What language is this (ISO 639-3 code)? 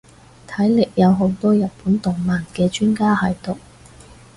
yue